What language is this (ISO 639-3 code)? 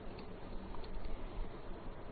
guj